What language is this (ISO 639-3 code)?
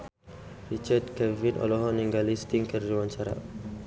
sun